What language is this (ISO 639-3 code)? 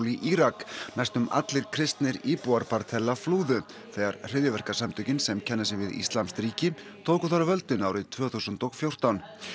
isl